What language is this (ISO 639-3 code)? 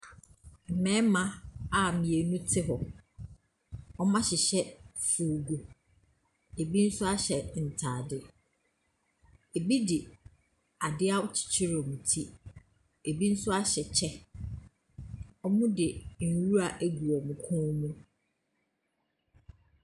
aka